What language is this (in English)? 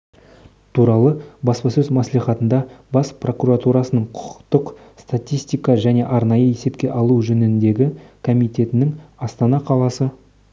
Kazakh